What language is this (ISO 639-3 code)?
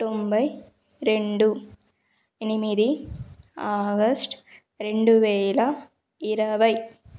tel